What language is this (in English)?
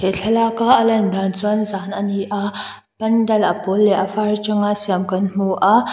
Mizo